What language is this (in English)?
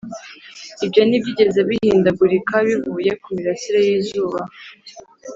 Kinyarwanda